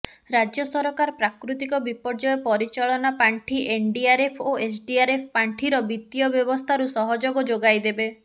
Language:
Odia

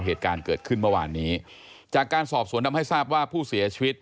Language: Thai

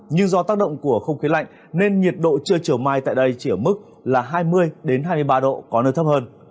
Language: Vietnamese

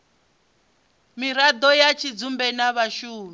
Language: Venda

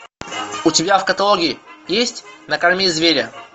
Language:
Russian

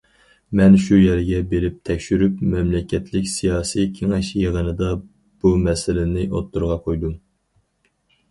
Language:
Uyghur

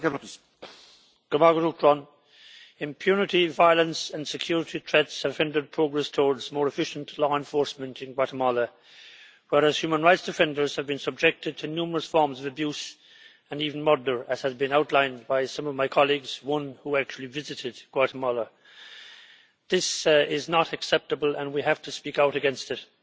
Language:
English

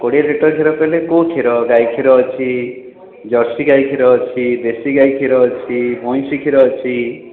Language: Odia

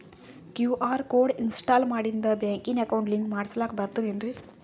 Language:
Kannada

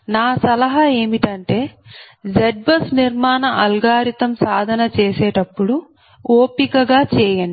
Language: Telugu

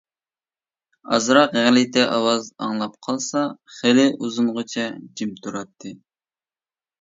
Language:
Uyghur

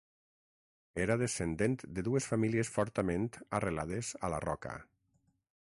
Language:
Catalan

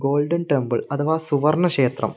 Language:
Malayalam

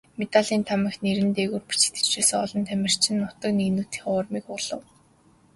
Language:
Mongolian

